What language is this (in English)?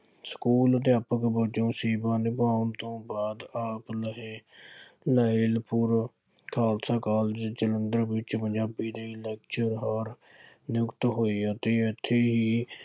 Punjabi